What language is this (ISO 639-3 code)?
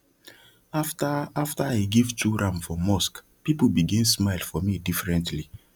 pcm